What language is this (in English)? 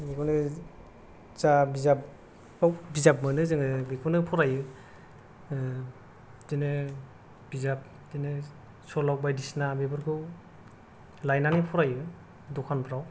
Bodo